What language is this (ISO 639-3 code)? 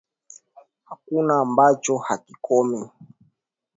swa